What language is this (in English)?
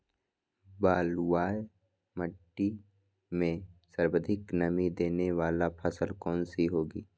Magahi